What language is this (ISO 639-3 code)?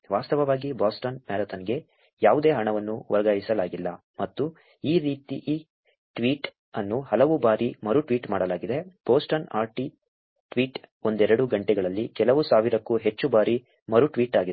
kan